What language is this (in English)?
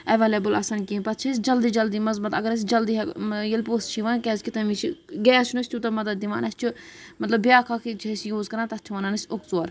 Kashmiri